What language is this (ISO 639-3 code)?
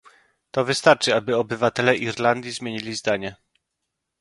pol